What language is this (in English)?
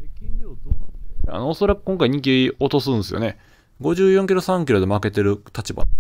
Japanese